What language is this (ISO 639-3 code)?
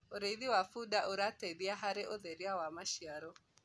kik